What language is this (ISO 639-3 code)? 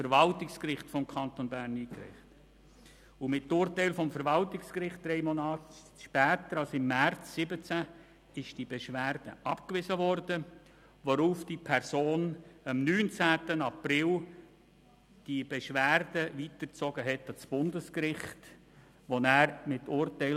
gsw